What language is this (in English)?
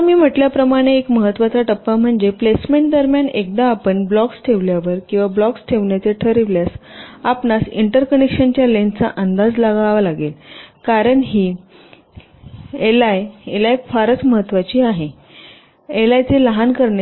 Marathi